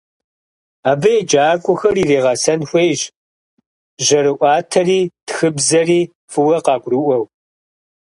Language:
Kabardian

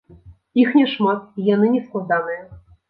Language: Belarusian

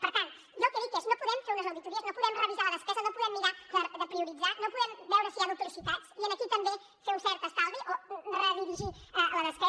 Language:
Catalan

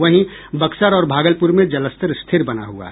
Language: Hindi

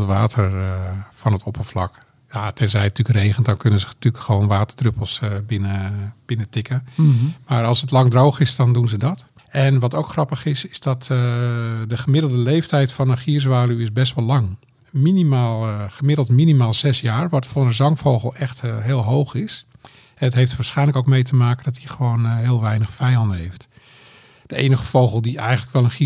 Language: Dutch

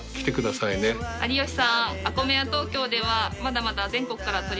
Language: Japanese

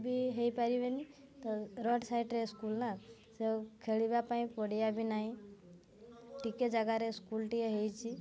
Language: Odia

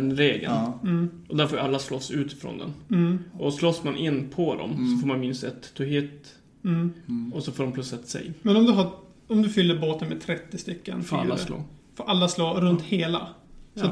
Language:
Swedish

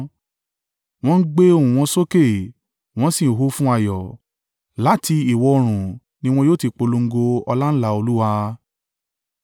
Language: Yoruba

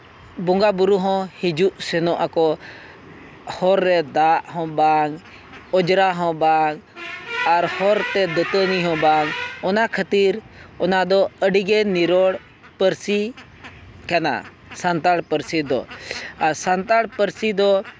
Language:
Santali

